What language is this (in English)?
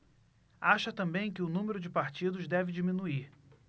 Portuguese